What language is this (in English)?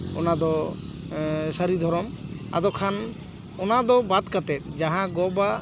Santali